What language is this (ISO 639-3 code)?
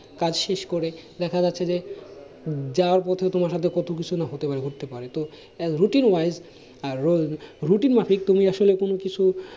ben